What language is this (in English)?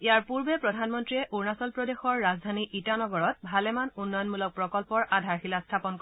Assamese